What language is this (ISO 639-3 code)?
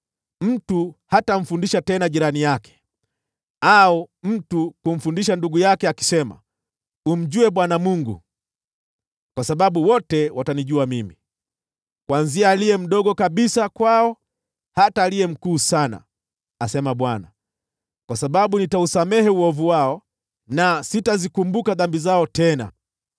swa